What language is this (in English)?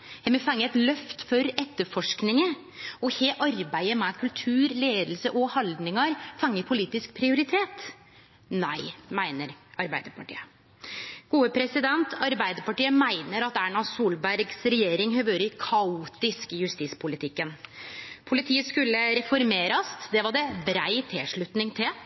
Norwegian Nynorsk